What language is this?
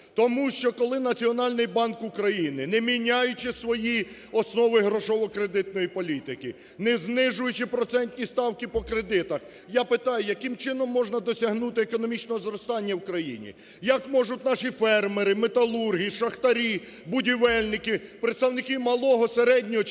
Ukrainian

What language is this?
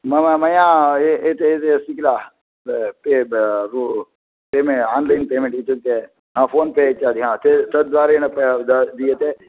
Sanskrit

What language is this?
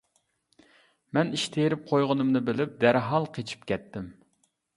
Uyghur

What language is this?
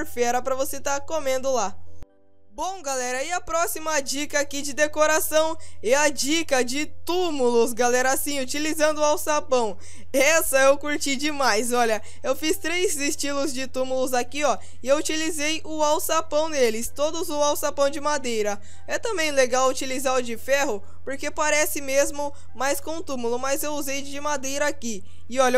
Portuguese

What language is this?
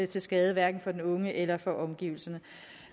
Danish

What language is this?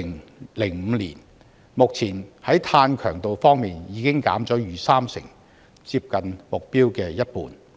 Cantonese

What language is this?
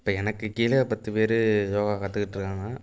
Tamil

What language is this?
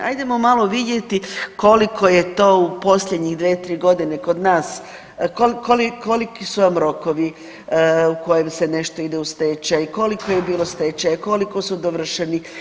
Croatian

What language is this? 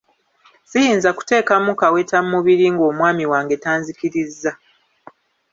Ganda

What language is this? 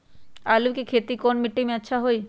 Magahi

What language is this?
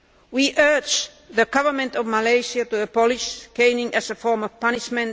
English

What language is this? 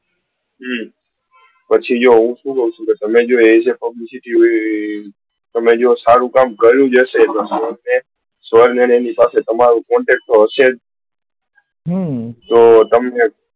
Gujarati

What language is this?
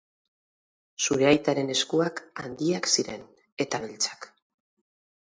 Basque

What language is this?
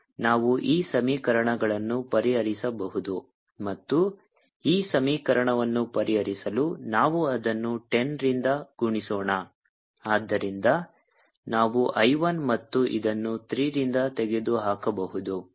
Kannada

